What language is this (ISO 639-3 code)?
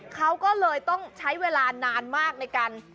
tha